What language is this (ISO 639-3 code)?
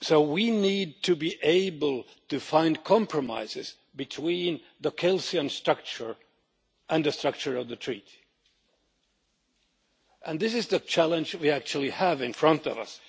eng